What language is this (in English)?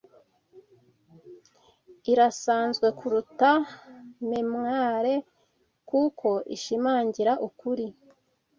Kinyarwanda